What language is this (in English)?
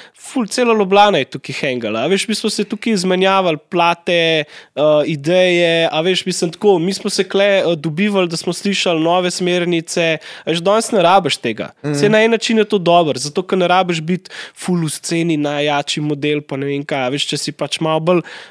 Slovak